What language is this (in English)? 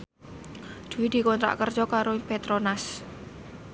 Javanese